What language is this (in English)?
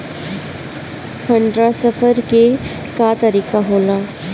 Bhojpuri